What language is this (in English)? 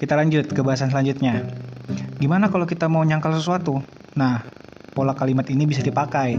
Indonesian